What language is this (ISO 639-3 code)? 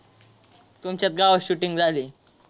mar